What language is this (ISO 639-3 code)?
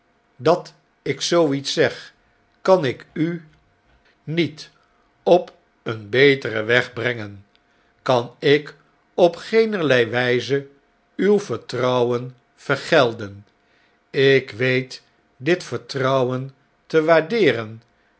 nld